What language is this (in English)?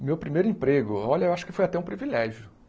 Portuguese